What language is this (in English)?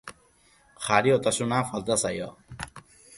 Basque